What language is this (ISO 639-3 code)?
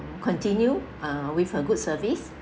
eng